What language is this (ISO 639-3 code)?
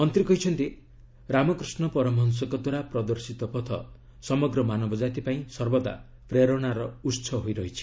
ori